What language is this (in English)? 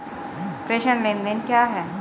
Hindi